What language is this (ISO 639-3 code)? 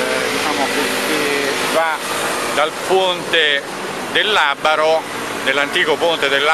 ita